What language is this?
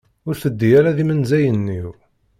Kabyle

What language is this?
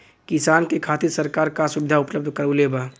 Bhojpuri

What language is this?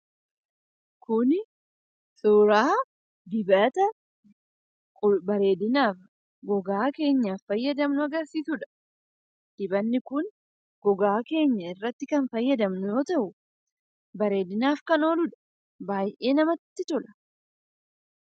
Oromo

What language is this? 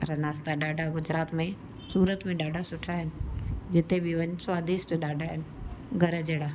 Sindhi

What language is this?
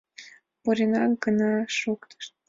Mari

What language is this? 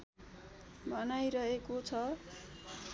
Nepali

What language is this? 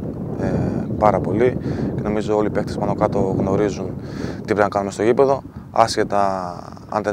Greek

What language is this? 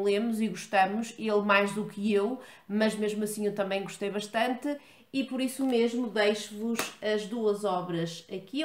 Portuguese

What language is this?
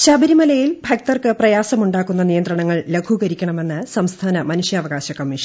Malayalam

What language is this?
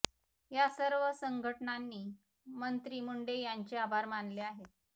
Marathi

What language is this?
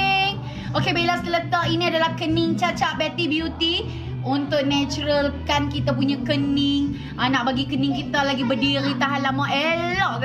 Malay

